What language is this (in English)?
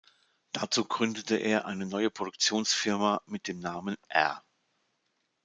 German